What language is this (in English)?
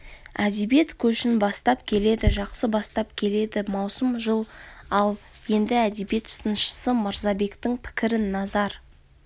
Kazakh